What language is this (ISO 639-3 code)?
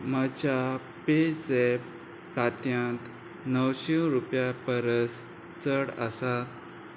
kok